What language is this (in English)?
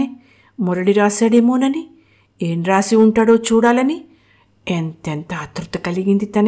Telugu